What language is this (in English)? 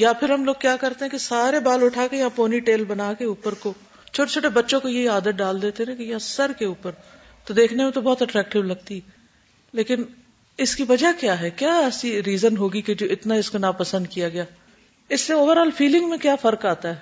Urdu